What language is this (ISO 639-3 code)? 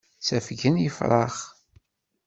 kab